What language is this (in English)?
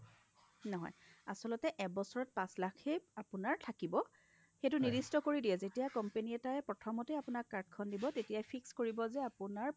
Assamese